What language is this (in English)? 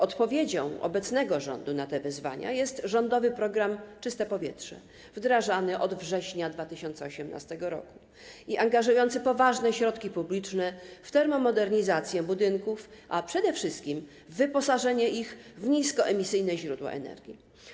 Polish